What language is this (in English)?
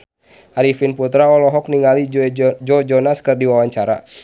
Sundanese